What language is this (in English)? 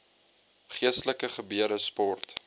Afrikaans